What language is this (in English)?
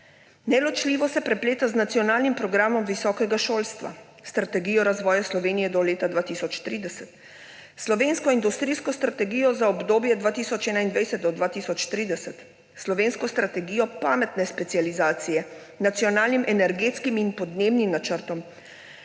Slovenian